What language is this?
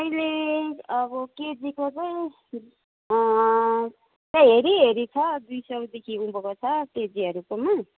Nepali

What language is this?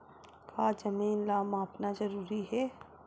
Chhattisgarhi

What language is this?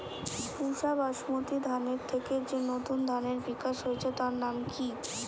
Bangla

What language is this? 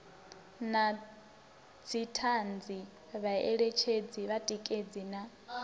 Venda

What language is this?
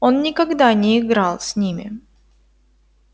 Russian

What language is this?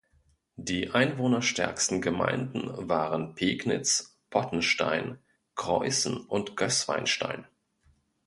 German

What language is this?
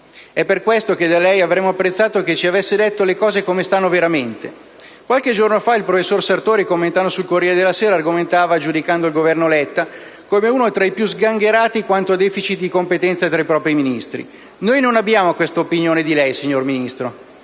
Italian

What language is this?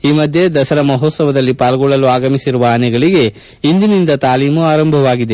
Kannada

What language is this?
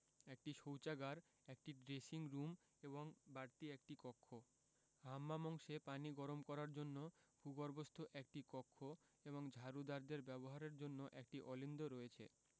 Bangla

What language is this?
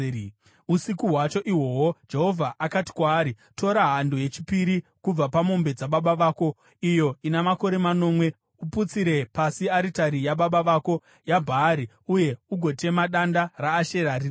Shona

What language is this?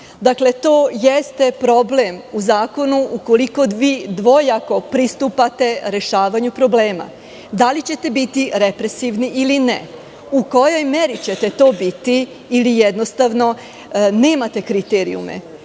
Serbian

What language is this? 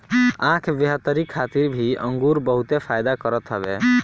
Bhojpuri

